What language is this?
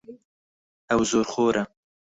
Central Kurdish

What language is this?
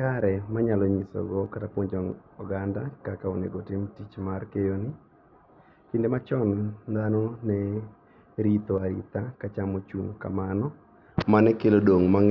Luo (Kenya and Tanzania)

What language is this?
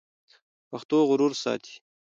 Pashto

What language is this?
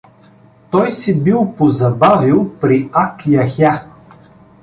Bulgarian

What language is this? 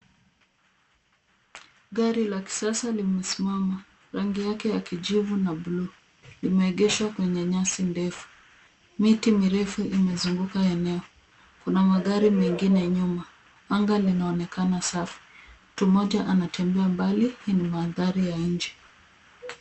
Swahili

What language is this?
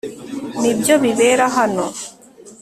Kinyarwanda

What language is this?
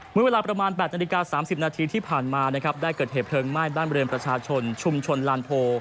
Thai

